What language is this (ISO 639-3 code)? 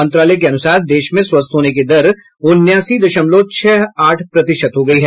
hin